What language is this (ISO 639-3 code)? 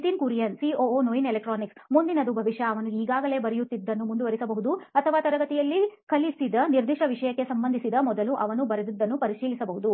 kan